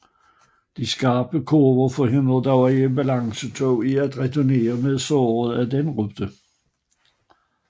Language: Danish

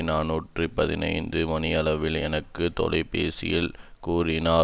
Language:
Tamil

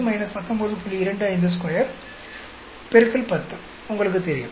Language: Tamil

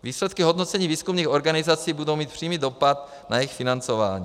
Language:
Czech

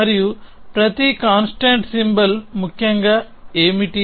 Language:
Telugu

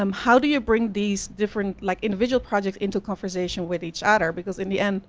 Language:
English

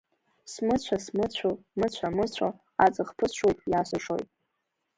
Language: Abkhazian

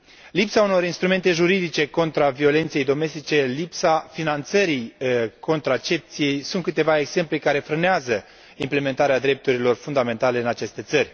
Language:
Romanian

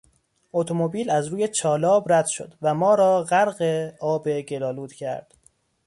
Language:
Persian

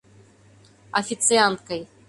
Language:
Mari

